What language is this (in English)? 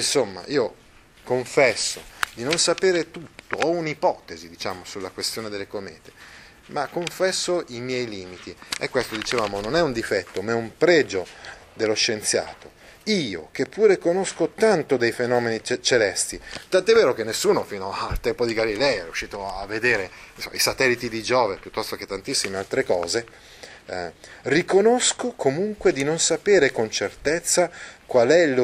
Italian